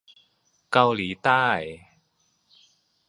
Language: Thai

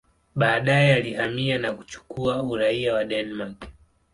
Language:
Swahili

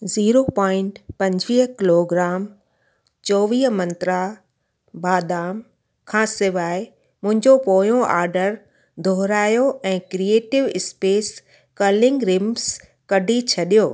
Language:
Sindhi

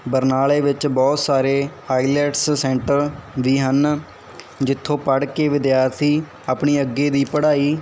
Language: Punjabi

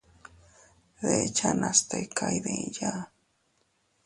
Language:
Teutila Cuicatec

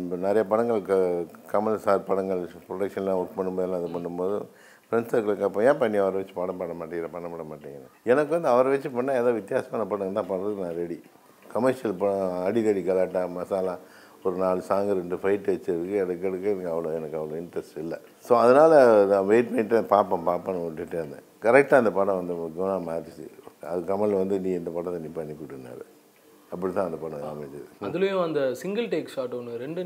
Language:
Tamil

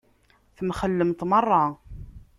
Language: Kabyle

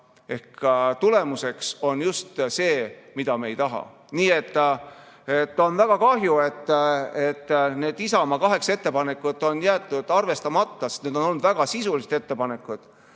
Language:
Estonian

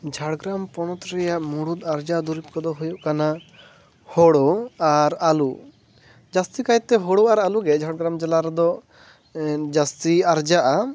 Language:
Santali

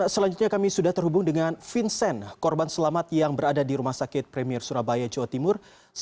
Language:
Indonesian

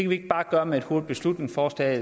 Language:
Danish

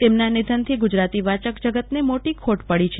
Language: Gujarati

